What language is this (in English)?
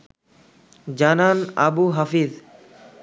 Bangla